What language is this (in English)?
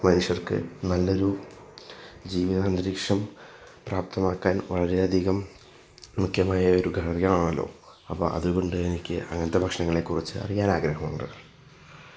Malayalam